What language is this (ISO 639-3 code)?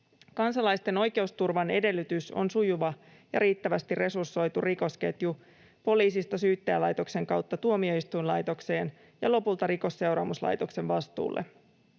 fin